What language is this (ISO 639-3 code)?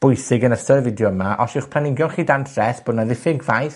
cym